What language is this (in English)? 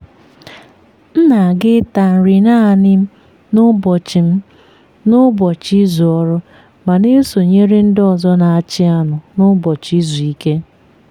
Igbo